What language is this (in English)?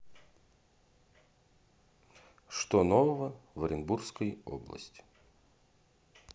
Russian